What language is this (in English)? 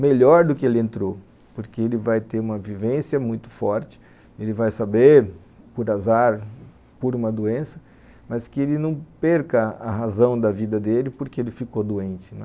Portuguese